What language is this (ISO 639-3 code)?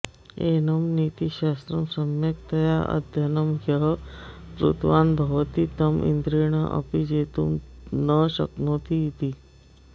san